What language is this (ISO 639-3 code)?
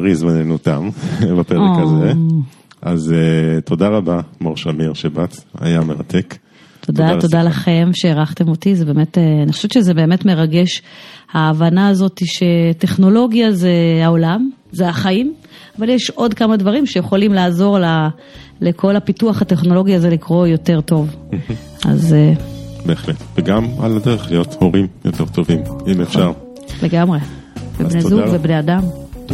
heb